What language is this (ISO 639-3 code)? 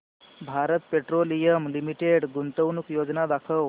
mar